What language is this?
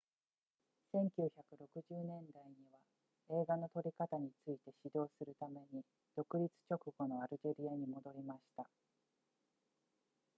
Japanese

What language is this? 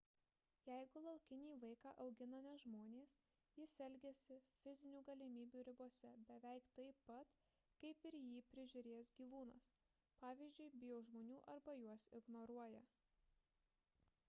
Lithuanian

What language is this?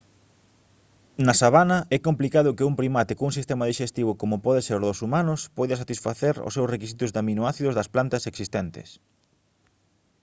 Galician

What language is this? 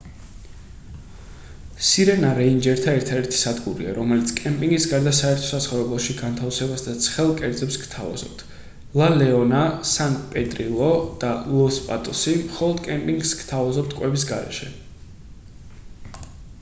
Georgian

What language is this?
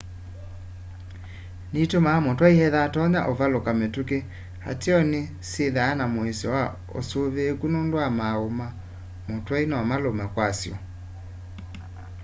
Kamba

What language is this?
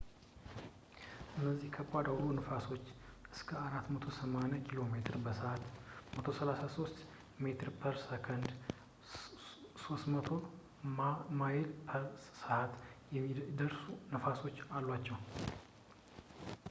Amharic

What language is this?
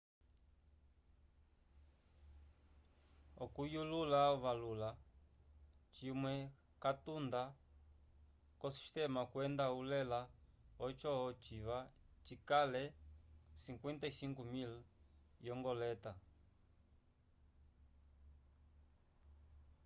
Umbundu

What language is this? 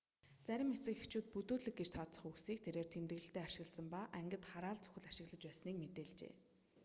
Mongolian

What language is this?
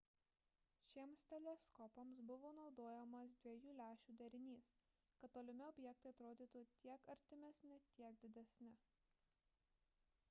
Lithuanian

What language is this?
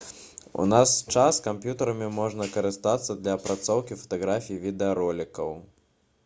Belarusian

